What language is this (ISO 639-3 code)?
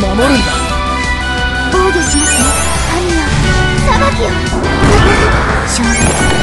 jpn